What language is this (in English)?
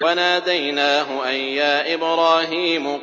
Arabic